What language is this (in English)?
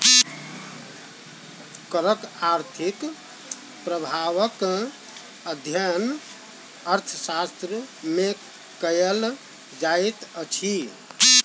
Maithili